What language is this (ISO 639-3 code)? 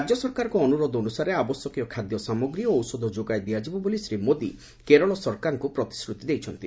ori